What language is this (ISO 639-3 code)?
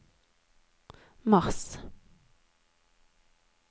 nor